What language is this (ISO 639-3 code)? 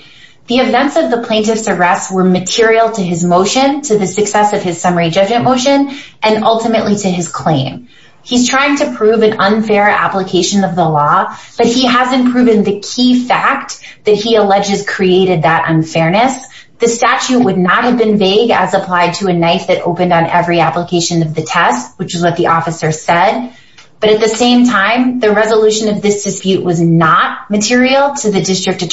eng